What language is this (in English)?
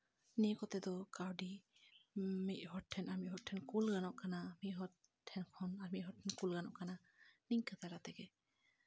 Santali